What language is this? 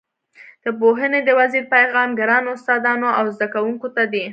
Pashto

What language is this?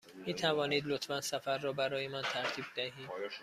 Persian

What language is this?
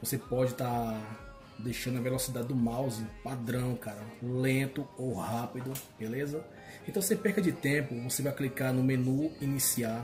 Portuguese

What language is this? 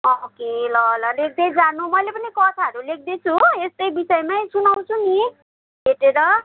Nepali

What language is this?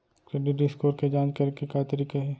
Chhattisgarhi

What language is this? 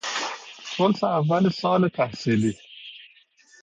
Persian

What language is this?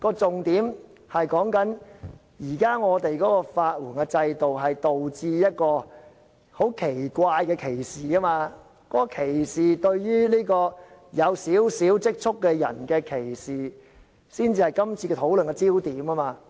Cantonese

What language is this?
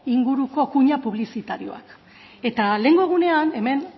Basque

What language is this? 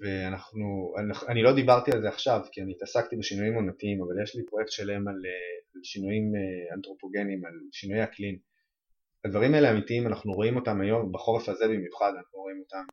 Hebrew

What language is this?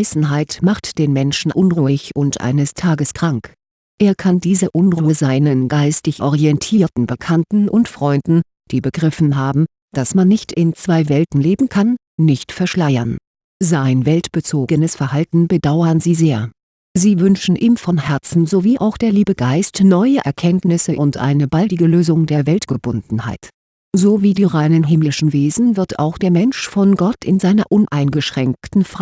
German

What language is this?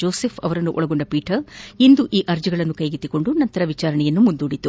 Kannada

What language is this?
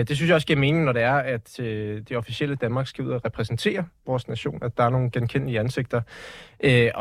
Danish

